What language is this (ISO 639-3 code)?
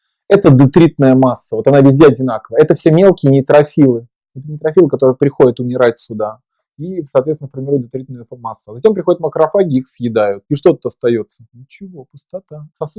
rus